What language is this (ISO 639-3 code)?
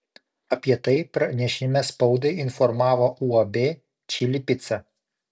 lit